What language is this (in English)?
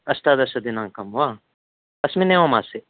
Sanskrit